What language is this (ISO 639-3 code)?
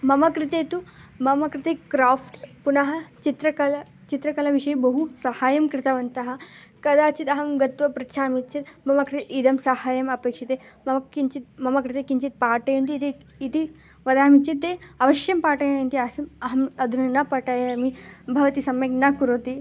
san